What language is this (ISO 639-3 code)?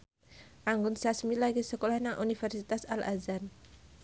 jav